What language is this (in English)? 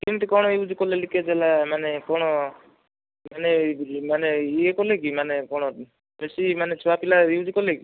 Odia